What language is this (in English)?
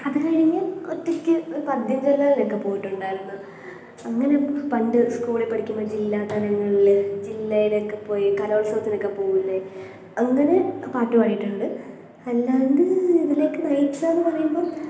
Malayalam